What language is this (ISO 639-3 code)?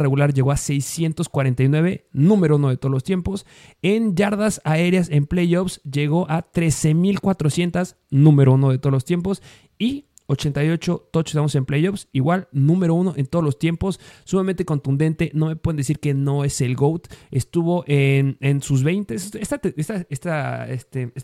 spa